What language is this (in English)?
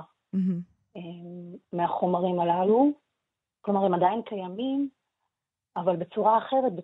Hebrew